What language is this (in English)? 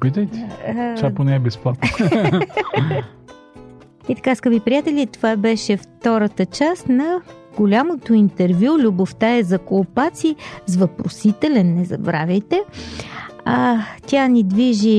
Bulgarian